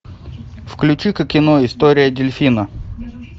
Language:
Russian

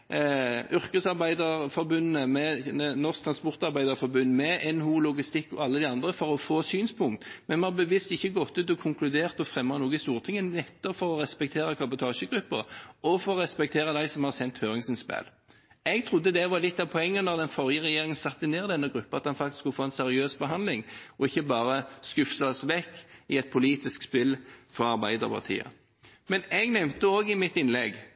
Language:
Norwegian Bokmål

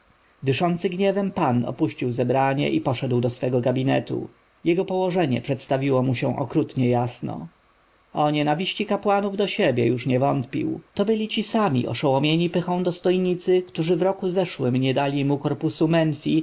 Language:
Polish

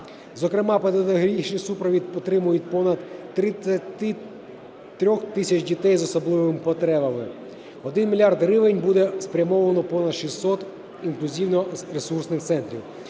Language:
Ukrainian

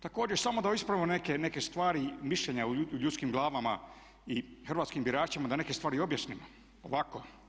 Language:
Croatian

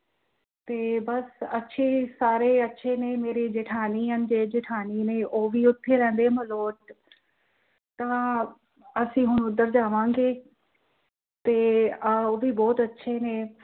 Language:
Punjabi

